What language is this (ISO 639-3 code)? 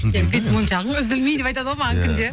kaz